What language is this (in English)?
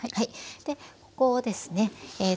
Japanese